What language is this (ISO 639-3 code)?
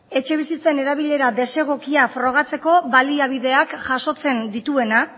eus